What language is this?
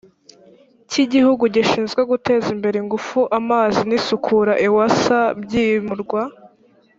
Kinyarwanda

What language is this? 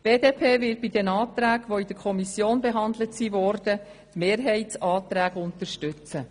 Swiss German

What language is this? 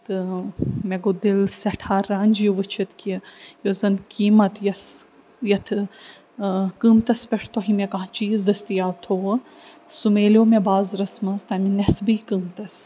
Kashmiri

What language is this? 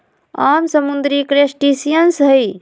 Magahi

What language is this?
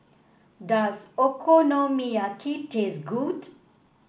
English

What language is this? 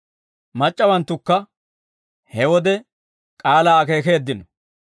Dawro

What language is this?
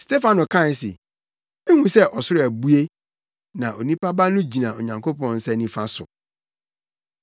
Akan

